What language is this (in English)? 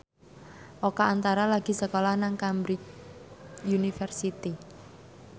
Javanese